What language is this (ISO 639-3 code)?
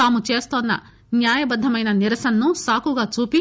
tel